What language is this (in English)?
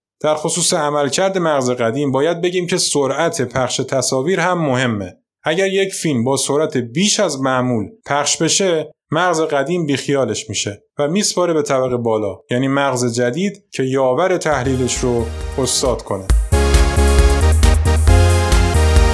Persian